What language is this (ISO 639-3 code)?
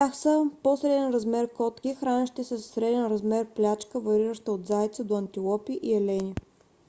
bul